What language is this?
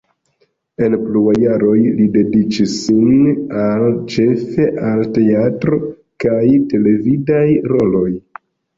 Esperanto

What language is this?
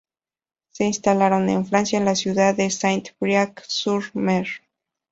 Spanish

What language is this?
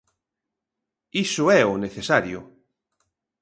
Galician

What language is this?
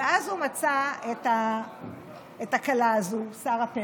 Hebrew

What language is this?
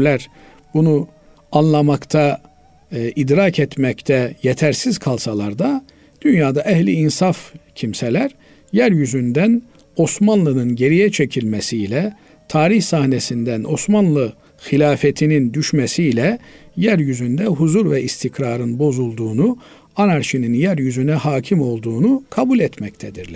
Turkish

